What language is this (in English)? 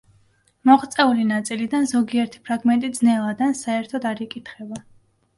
Georgian